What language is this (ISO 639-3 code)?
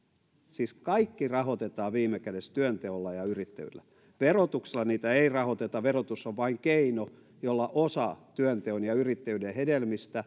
fin